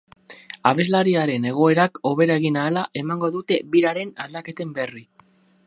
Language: Basque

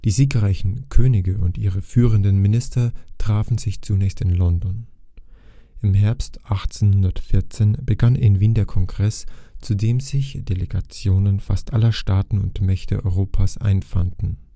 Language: German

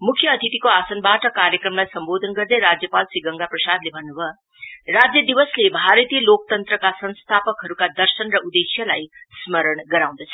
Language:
Nepali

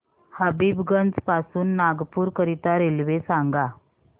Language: Marathi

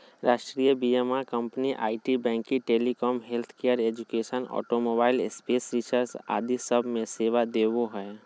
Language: Magahi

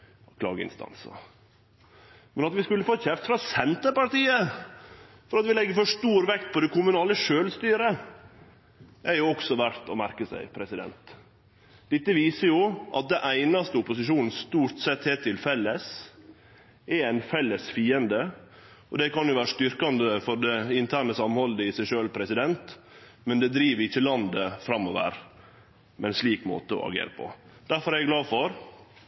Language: Norwegian Nynorsk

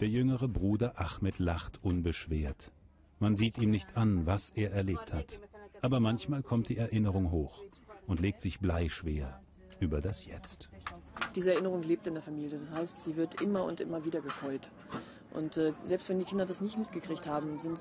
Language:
German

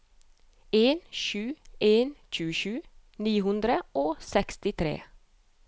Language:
Norwegian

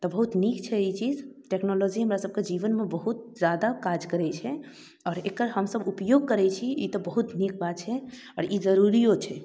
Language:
Maithili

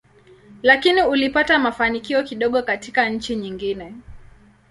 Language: Swahili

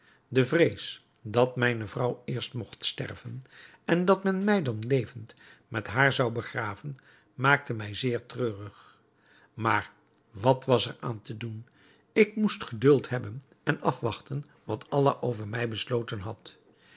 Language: Dutch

